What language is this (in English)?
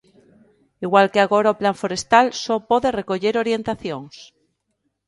Galician